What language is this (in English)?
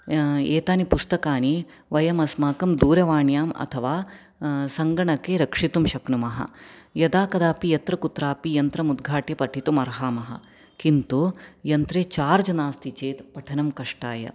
Sanskrit